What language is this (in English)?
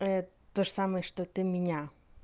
Russian